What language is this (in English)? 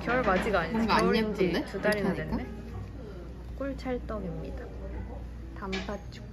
Korean